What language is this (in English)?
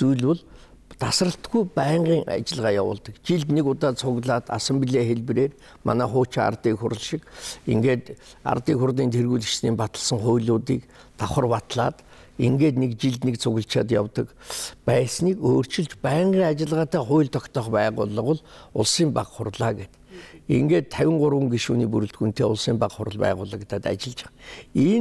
Polish